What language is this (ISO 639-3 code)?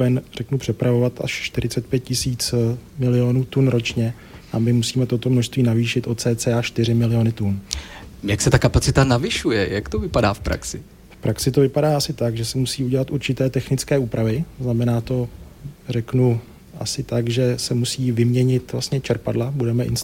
ces